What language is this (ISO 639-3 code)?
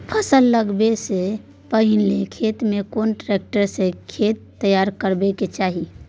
mai